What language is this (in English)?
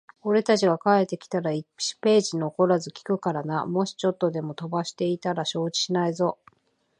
Japanese